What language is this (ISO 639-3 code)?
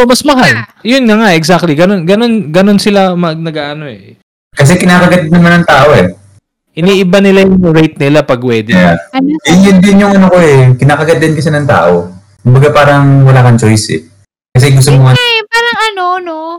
fil